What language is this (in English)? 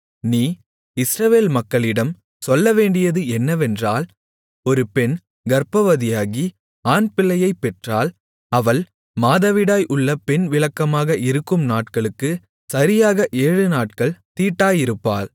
Tamil